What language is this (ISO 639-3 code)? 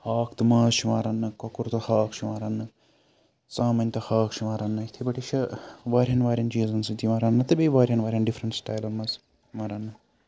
kas